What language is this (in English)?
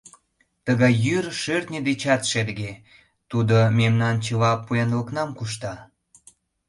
Mari